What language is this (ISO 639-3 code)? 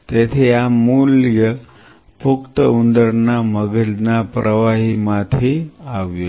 guj